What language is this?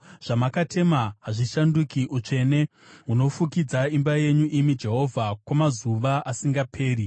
Shona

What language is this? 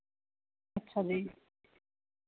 Punjabi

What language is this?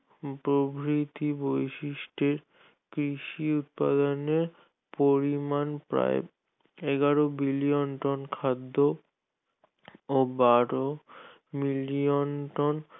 Bangla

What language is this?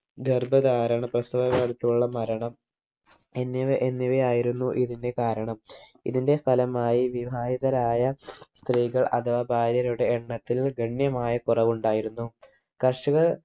Malayalam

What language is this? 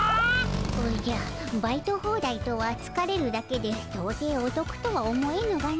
Japanese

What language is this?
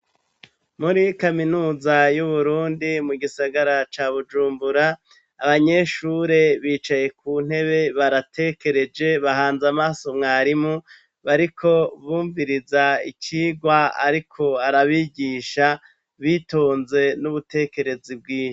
Rundi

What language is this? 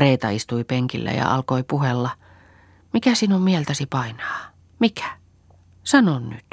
Finnish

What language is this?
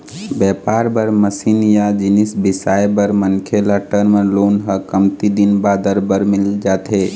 Chhattisgarhi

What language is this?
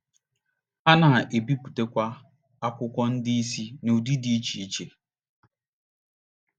Igbo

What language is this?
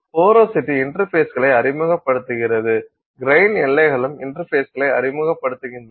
Tamil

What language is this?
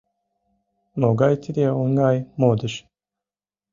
Mari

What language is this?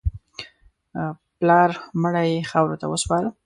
Pashto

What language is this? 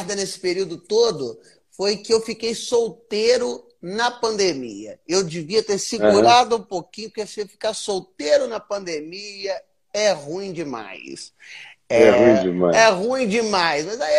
Portuguese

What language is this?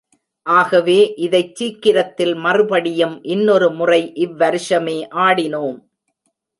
Tamil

